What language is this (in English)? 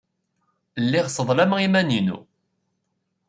Kabyle